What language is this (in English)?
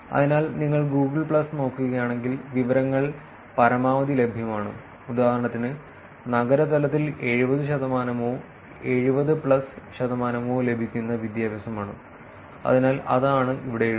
Malayalam